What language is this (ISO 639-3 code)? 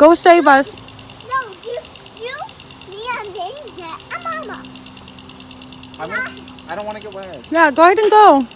eng